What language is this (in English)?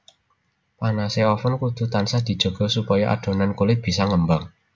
Javanese